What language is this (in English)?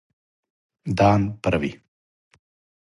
Serbian